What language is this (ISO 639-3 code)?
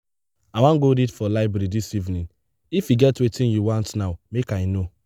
pcm